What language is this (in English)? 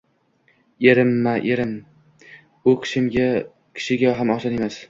Uzbek